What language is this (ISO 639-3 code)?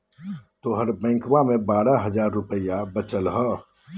mag